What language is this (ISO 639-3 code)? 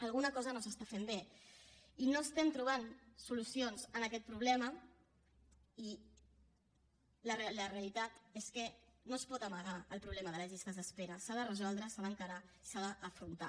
cat